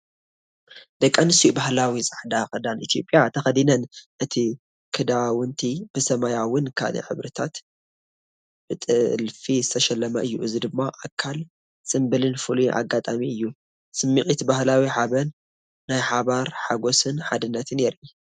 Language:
Tigrinya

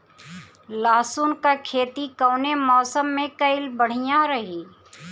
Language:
Bhojpuri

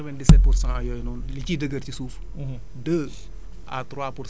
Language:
Wolof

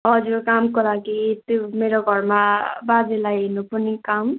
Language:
Nepali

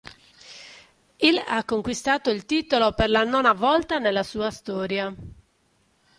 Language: Italian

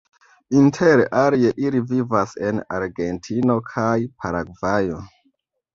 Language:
Esperanto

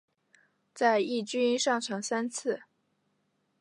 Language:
Chinese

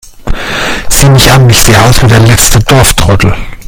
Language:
German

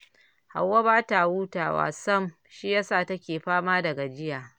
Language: Hausa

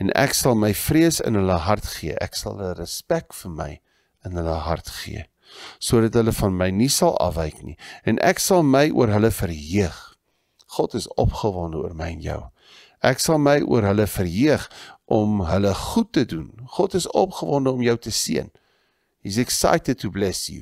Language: Dutch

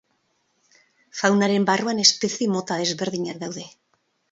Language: Basque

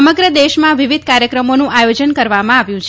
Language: Gujarati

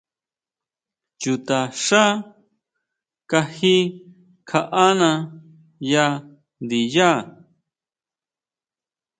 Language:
Huautla Mazatec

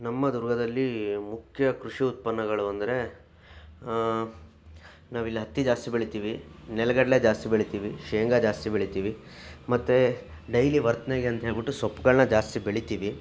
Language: Kannada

